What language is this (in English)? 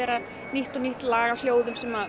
Icelandic